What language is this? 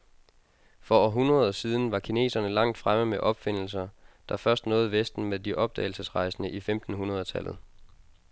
Danish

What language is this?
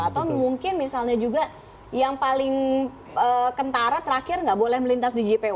Indonesian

